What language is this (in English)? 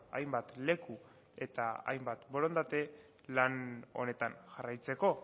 Basque